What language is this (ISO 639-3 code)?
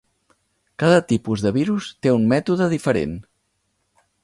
cat